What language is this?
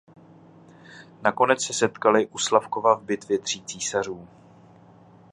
Czech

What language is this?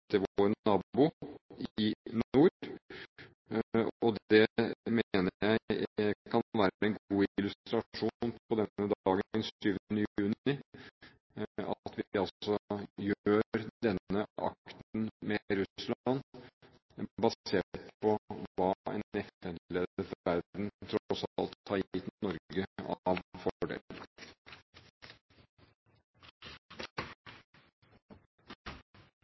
Norwegian Bokmål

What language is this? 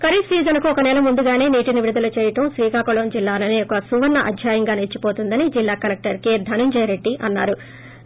Telugu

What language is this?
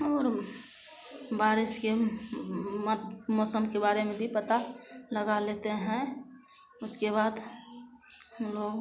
Hindi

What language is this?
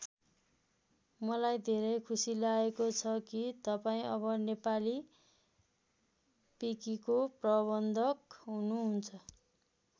Nepali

